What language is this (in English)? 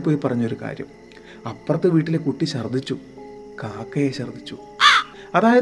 Malayalam